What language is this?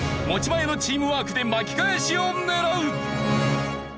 Japanese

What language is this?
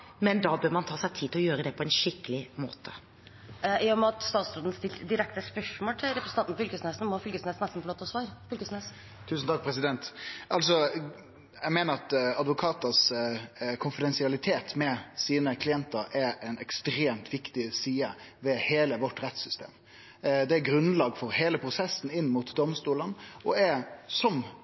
Norwegian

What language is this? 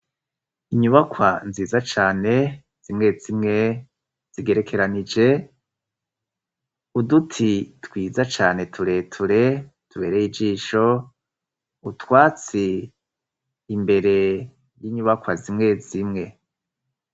Rundi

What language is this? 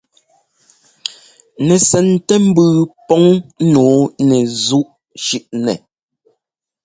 Ngomba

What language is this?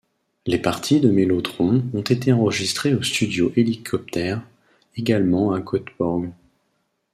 French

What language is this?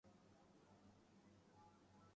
Urdu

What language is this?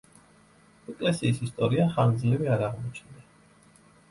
Georgian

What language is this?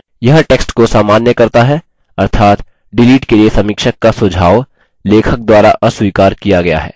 Hindi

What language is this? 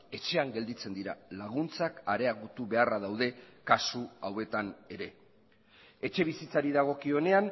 Basque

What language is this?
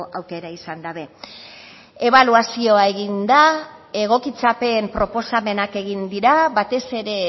Basque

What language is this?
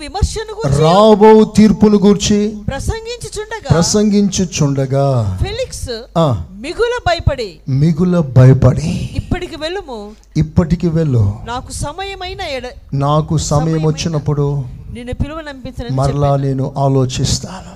Telugu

